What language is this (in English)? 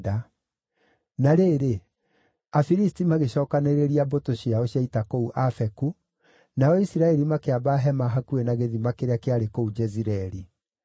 Kikuyu